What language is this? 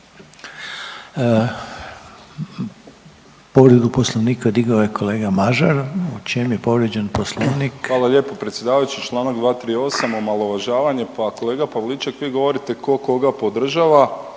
Croatian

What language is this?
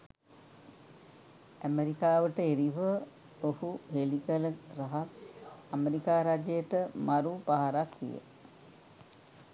Sinhala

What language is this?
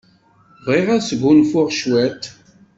Kabyle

